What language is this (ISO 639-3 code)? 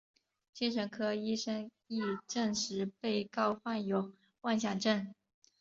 zho